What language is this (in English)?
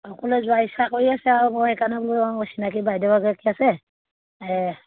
Assamese